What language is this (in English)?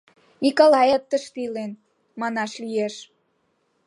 Mari